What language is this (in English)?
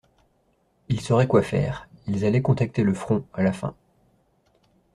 French